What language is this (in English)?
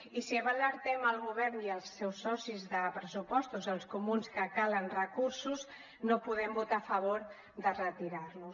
Catalan